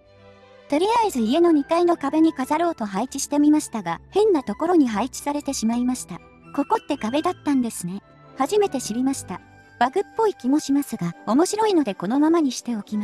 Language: Japanese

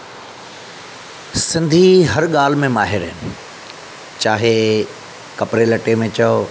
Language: Sindhi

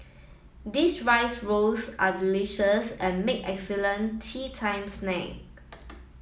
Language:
English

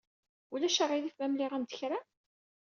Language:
Kabyle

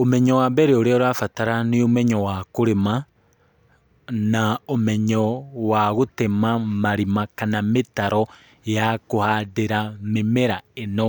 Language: Kikuyu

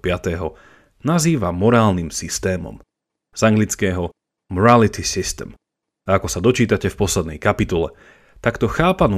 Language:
Slovak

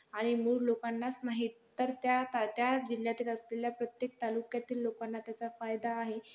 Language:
Marathi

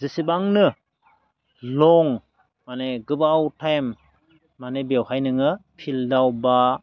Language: Bodo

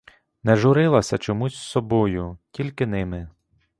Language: Ukrainian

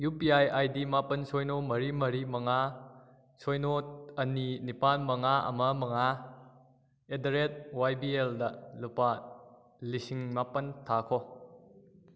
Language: Manipuri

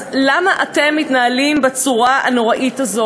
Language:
Hebrew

